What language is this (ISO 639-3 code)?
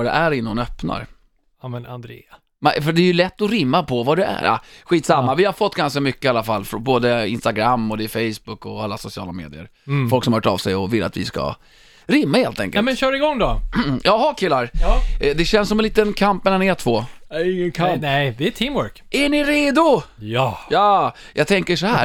swe